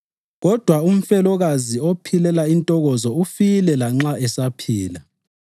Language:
North Ndebele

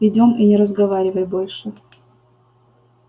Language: Russian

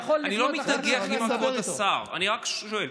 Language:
Hebrew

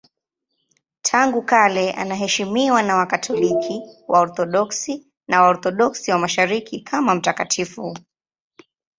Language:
Swahili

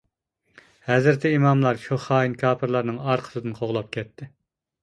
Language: Uyghur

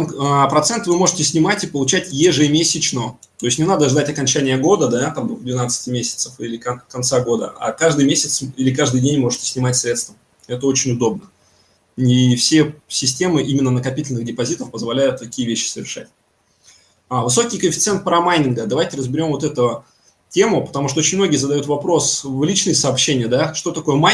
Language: Russian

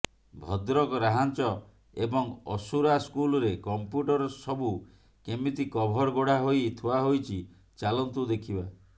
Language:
Odia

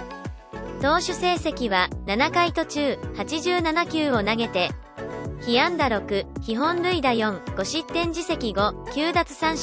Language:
Japanese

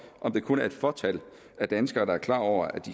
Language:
Danish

